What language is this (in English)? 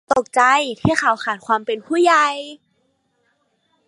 Thai